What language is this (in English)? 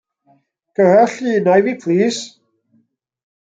Welsh